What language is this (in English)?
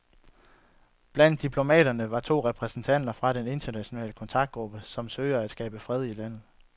Danish